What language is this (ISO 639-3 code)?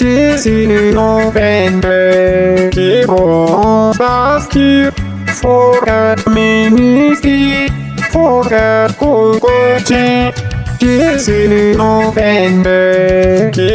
bul